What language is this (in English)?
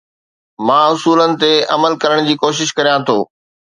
Sindhi